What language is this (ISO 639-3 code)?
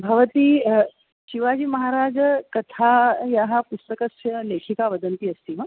san